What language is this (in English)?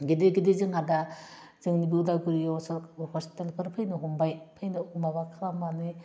Bodo